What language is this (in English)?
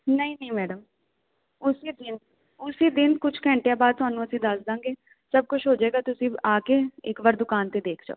Punjabi